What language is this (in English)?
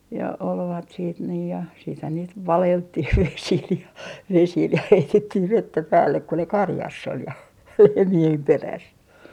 Finnish